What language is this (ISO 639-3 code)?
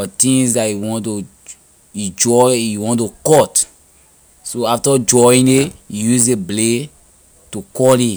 lir